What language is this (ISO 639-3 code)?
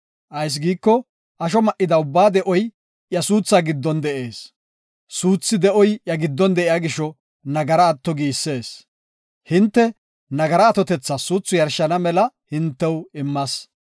gof